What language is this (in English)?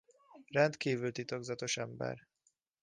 Hungarian